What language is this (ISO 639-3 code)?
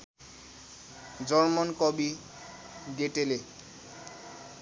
nep